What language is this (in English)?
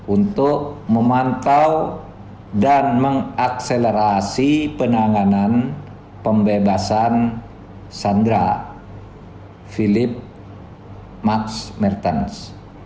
Indonesian